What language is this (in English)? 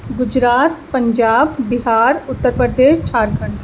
Urdu